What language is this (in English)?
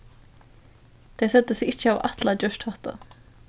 Faroese